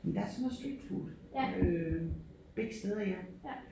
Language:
Danish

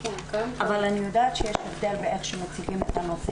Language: Hebrew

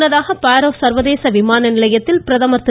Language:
Tamil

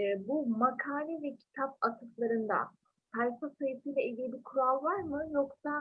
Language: Turkish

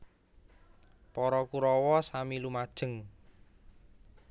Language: Javanese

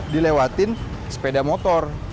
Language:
Indonesian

